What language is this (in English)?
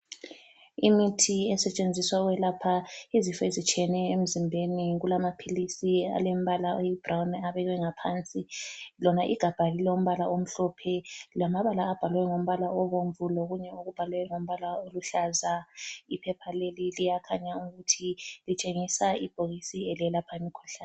North Ndebele